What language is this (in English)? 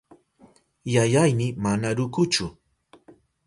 Southern Pastaza Quechua